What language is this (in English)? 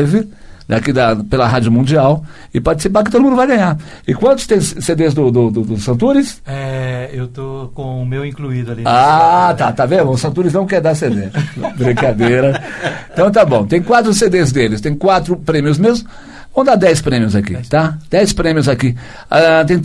Portuguese